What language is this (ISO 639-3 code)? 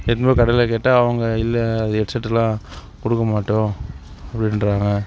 tam